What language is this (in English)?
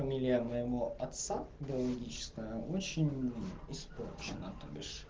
Russian